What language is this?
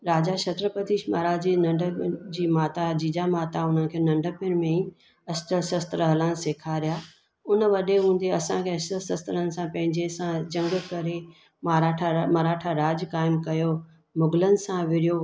Sindhi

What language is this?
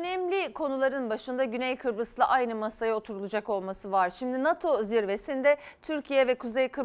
Turkish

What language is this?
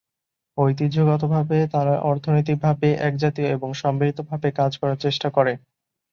Bangla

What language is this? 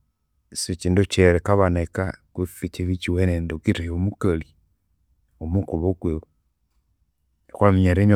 Konzo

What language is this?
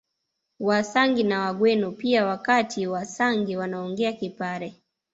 Swahili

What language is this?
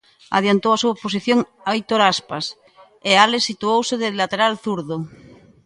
Galician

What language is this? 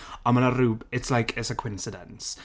Welsh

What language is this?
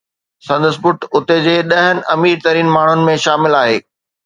Sindhi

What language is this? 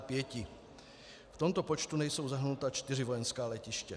Czech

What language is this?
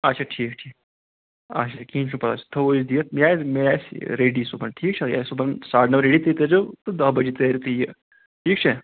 Kashmiri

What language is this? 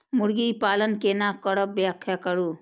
Maithili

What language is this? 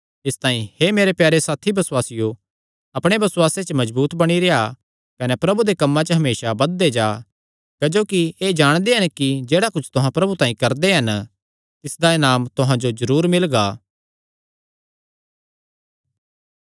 Kangri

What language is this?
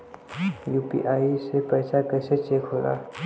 Bhojpuri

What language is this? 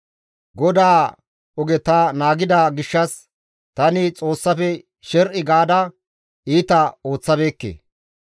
Gamo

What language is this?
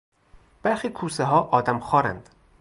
Persian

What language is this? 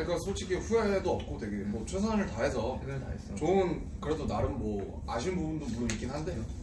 Korean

